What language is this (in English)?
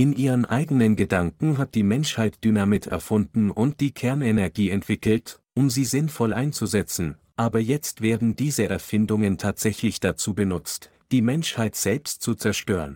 German